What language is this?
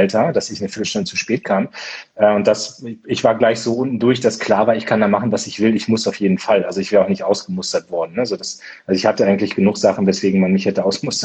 German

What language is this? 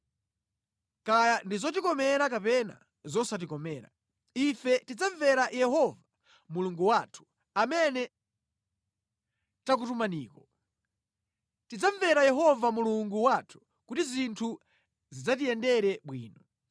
Nyanja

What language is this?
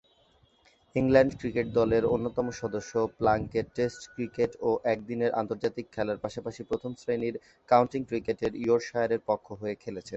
Bangla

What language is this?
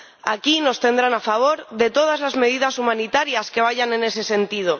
Spanish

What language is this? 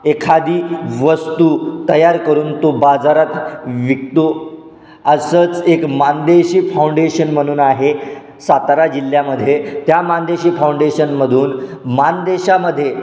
Marathi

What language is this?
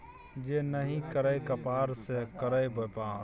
Maithili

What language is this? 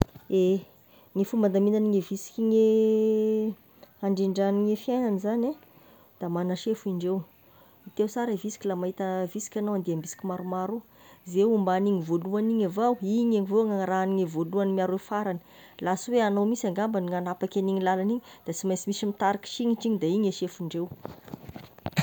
Tesaka Malagasy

